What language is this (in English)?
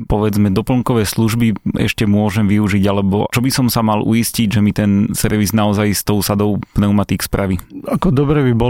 Slovak